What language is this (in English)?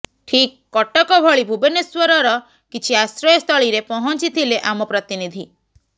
Odia